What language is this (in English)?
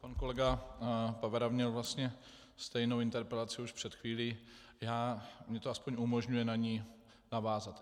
Czech